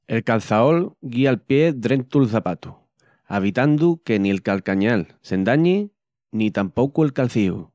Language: Extremaduran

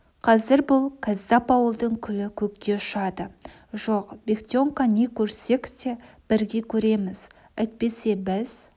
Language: Kazakh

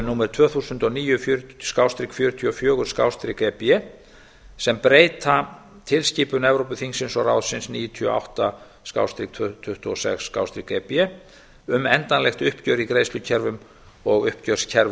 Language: Icelandic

